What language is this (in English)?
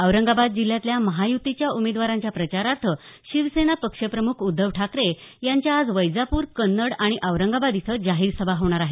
Marathi